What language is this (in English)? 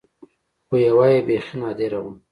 Pashto